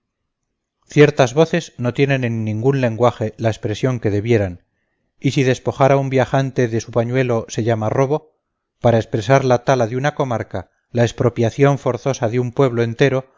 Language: Spanish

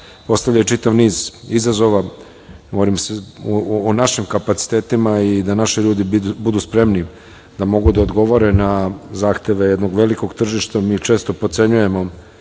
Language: Serbian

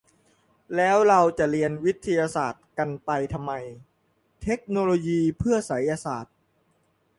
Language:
Thai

